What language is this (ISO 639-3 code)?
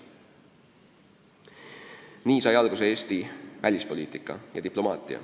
est